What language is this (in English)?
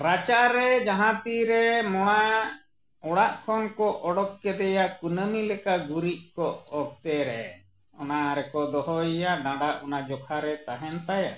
Santali